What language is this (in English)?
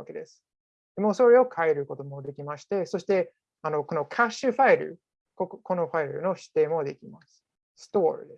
Japanese